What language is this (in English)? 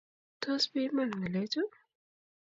Kalenjin